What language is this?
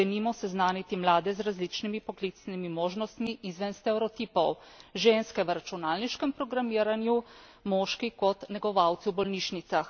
Slovenian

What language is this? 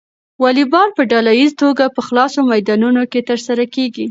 Pashto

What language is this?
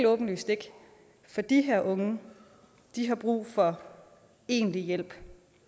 Danish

